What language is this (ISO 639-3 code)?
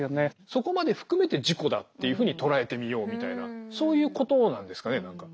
jpn